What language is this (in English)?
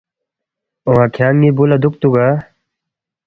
Balti